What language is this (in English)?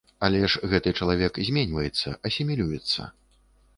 Belarusian